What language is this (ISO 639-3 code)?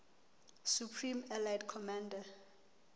sot